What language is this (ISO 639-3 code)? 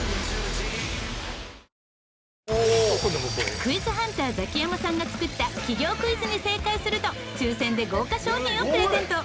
jpn